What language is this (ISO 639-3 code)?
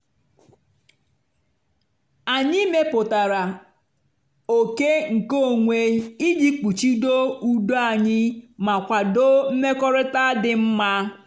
ibo